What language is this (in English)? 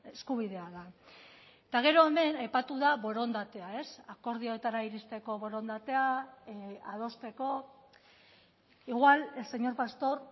Basque